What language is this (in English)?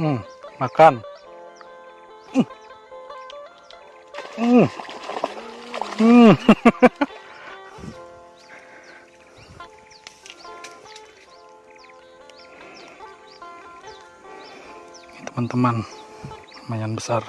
Indonesian